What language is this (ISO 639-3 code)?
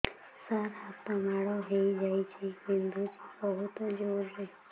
ori